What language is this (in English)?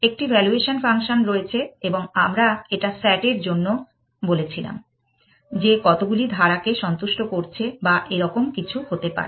Bangla